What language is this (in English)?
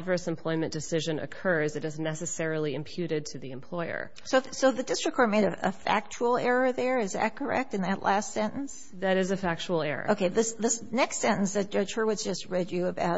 English